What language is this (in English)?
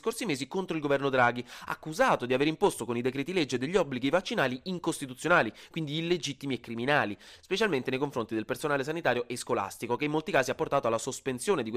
Italian